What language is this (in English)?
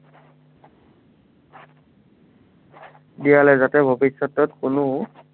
Assamese